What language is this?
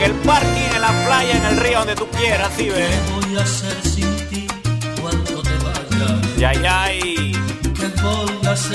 Spanish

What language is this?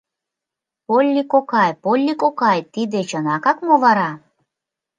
Mari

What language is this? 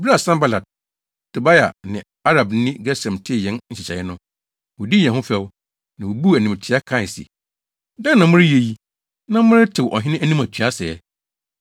Akan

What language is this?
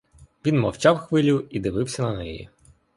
Ukrainian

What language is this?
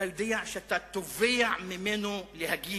Hebrew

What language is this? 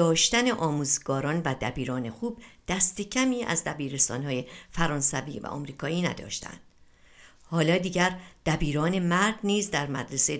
Persian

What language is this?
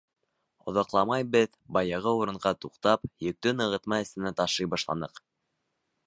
Bashkir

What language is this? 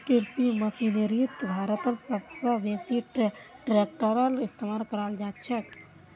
Magahi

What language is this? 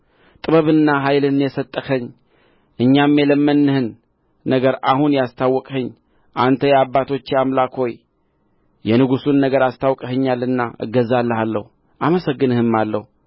Amharic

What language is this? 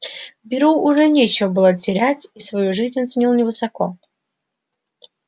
Russian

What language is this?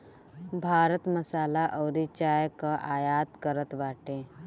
Bhojpuri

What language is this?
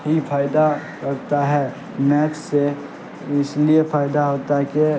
Urdu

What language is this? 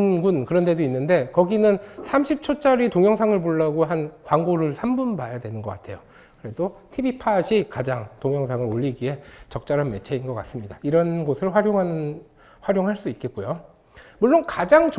Korean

